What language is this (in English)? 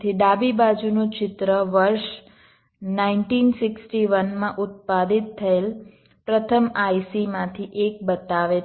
Gujarati